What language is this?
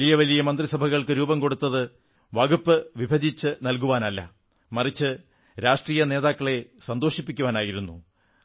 Malayalam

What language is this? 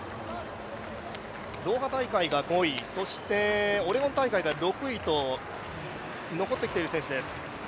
Japanese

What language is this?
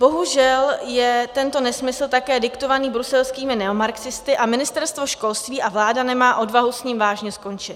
Czech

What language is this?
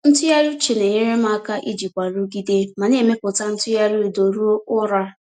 Igbo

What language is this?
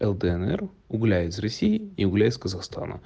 Russian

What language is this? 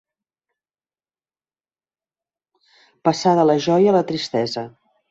Catalan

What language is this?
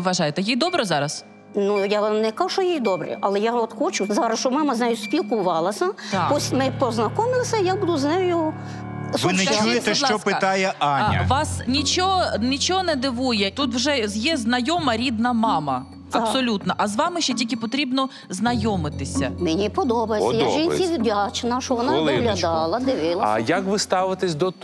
Ukrainian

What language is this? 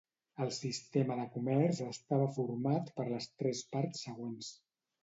Catalan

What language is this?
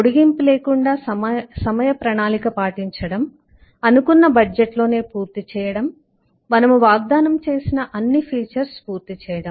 Telugu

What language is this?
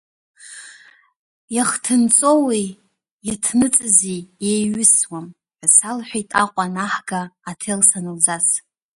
Abkhazian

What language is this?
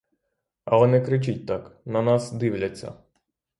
Ukrainian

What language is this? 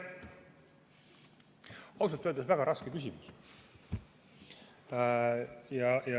Estonian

